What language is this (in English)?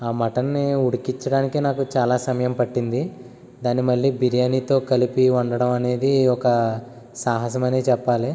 Telugu